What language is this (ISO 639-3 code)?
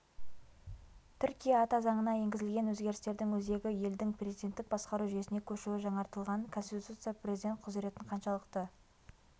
kaz